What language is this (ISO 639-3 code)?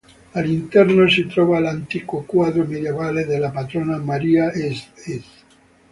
ita